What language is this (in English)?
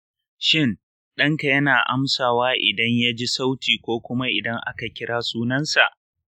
Hausa